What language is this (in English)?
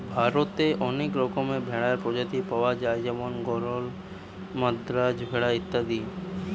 Bangla